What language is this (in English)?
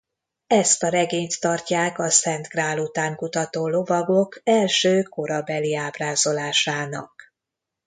Hungarian